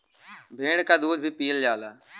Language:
Bhojpuri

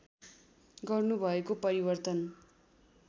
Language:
Nepali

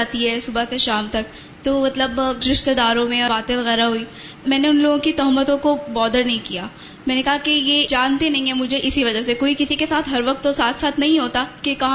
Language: Urdu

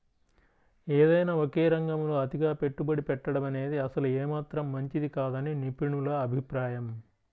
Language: Telugu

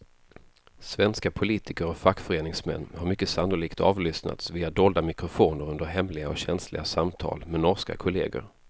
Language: Swedish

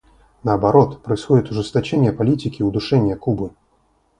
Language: Russian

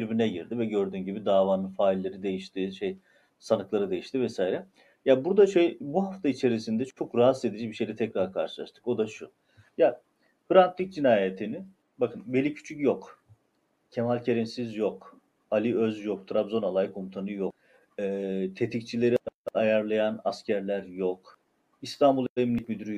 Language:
Turkish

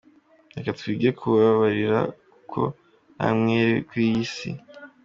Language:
Kinyarwanda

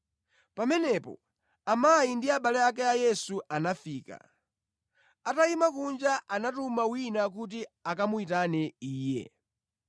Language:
Nyanja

